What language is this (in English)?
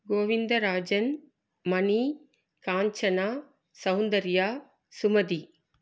Tamil